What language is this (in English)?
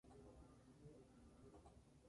Spanish